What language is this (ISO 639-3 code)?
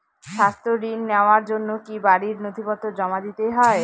ben